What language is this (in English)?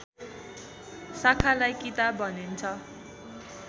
Nepali